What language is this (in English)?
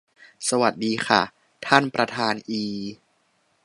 Thai